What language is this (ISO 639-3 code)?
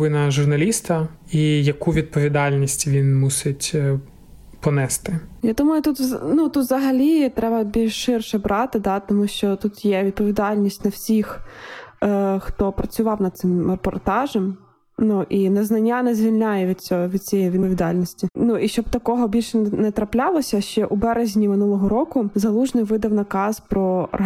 ukr